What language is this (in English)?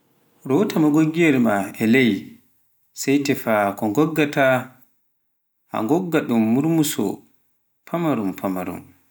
Pular